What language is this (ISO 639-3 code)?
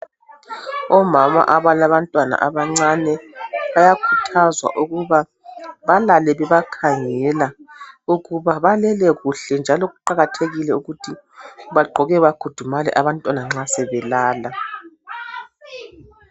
nde